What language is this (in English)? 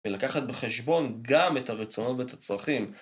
Hebrew